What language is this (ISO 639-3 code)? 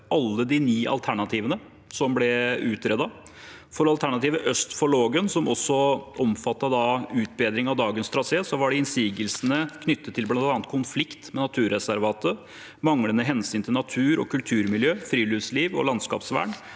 nor